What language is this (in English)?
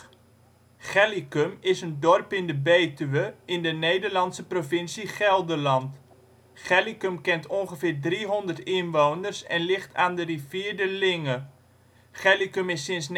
Dutch